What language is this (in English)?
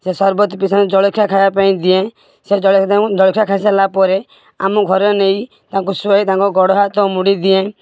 Odia